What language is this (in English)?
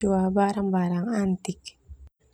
Termanu